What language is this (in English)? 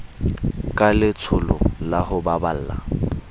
Southern Sotho